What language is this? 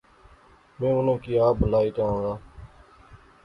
Pahari-Potwari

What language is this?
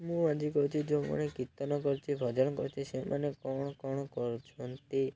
Odia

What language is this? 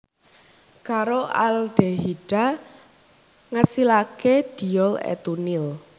Javanese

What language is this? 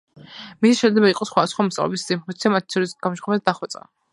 Georgian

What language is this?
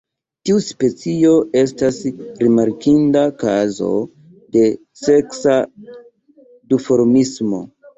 Esperanto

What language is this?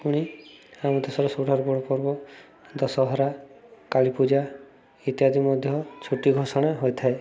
Odia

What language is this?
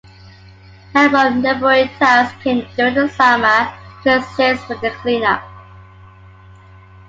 English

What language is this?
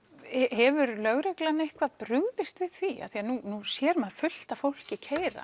Icelandic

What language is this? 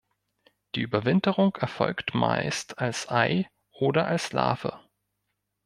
German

